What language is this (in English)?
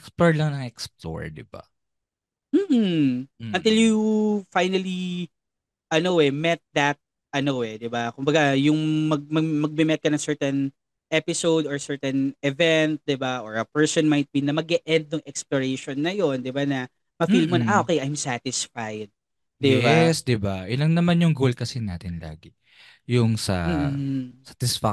Filipino